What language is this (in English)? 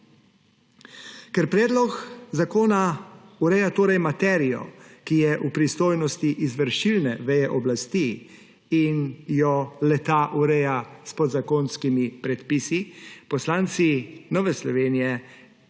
Slovenian